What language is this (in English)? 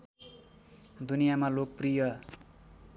Nepali